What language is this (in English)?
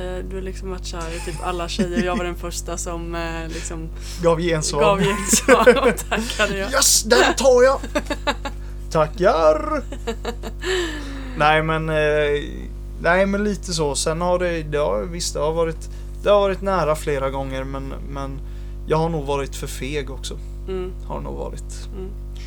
Swedish